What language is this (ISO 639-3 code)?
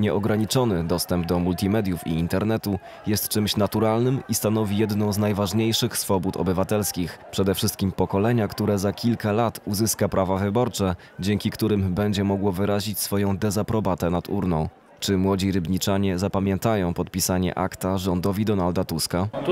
pol